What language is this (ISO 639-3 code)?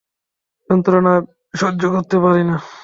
ben